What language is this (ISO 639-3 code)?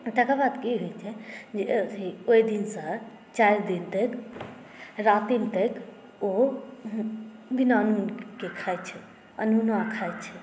mai